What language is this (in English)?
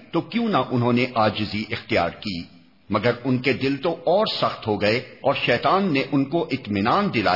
Urdu